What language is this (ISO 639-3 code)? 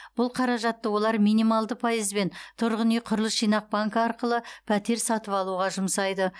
kaz